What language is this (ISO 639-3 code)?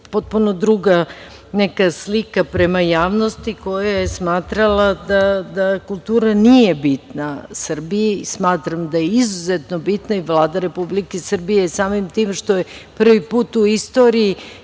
srp